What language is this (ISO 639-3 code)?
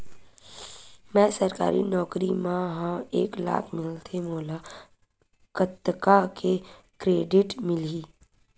hne